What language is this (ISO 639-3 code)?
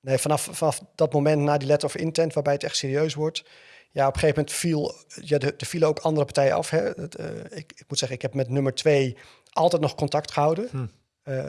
nld